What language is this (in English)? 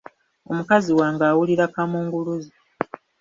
Ganda